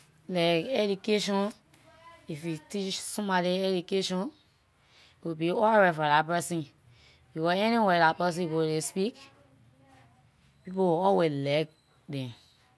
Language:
Liberian English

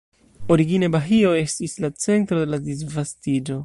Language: Esperanto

